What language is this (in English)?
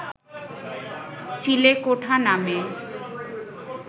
Bangla